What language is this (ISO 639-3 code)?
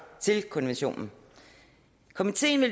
dan